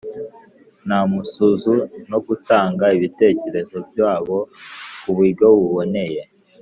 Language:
Kinyarwanda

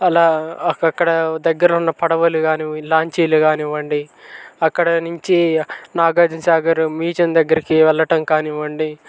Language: Telugu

